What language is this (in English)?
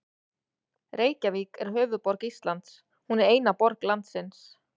Icelandic